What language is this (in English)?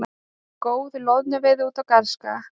Icelandic